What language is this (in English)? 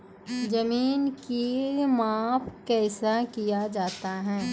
Maithili